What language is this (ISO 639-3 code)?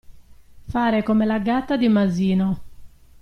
ita